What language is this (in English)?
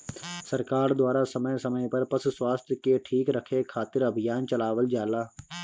Bhojpuri